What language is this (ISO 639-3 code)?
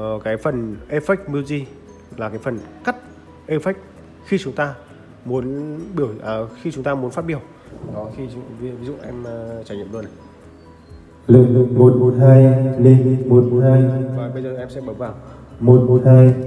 vie